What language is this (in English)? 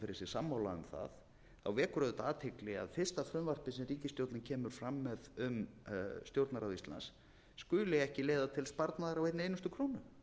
Icelandic